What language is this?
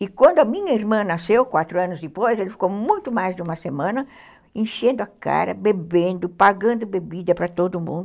Portuguese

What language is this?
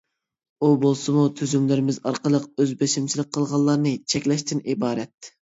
Uyghur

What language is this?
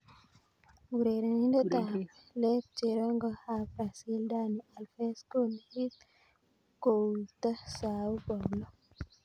Kalenjin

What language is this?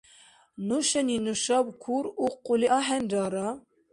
Dargwa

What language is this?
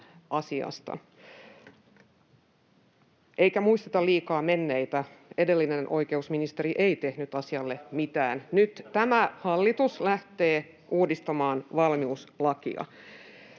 Finnish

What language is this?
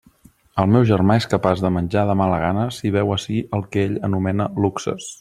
Catalan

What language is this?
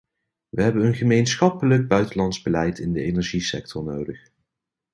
Dutch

